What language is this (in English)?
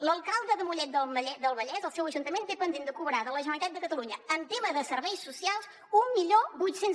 Catalan